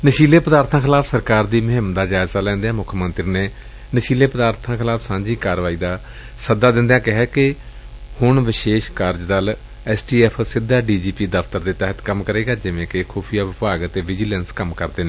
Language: Punjabi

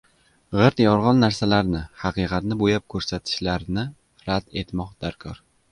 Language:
Uzbek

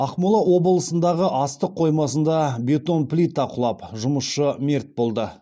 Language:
Kazakh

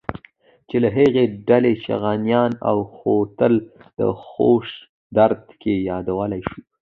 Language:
Pashto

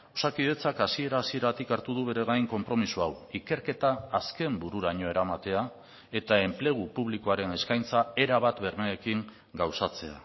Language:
Basque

